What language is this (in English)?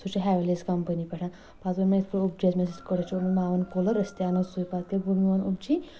Kashmiri